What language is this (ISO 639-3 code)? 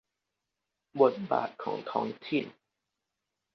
tha